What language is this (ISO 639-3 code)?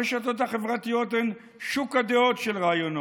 heb